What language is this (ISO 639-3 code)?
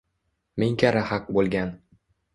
uzb